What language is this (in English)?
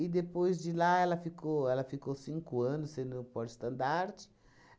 Portuguese